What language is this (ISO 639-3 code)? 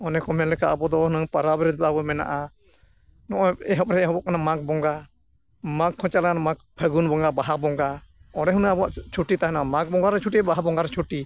sat